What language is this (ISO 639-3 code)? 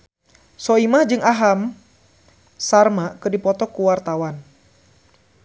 sun